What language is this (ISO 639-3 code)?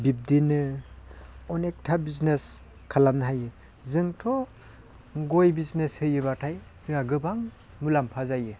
brx